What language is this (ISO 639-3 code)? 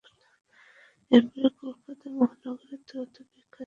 ben